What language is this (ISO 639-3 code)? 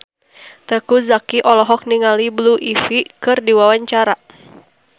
sun